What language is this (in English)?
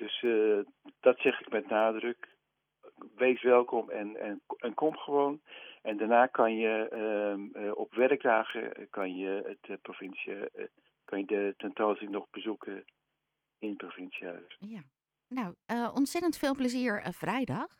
Dutch